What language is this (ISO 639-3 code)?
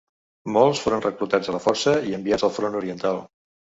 cat